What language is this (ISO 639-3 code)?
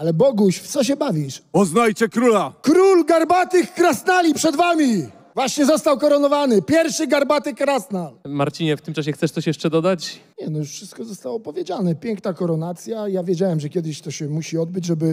pol